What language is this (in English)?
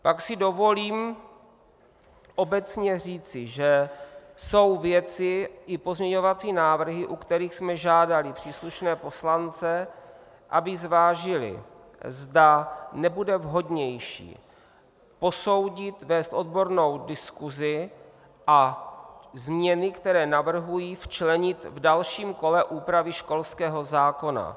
Czech